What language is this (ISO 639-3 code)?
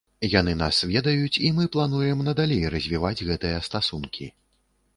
bel